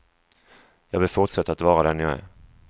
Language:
Swedish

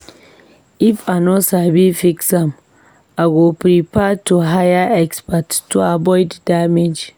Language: Nigerian Pidgin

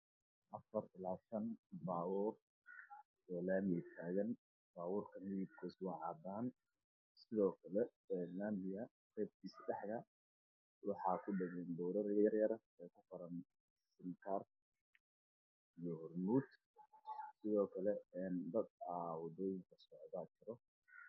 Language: Somali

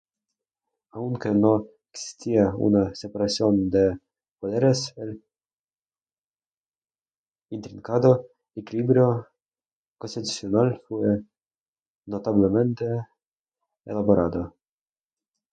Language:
Spanish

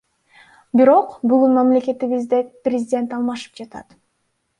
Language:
Kyrgyz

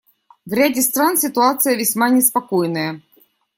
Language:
Russian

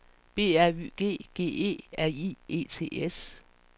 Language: Danish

